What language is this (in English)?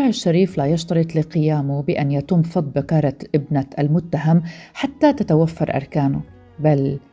Arabic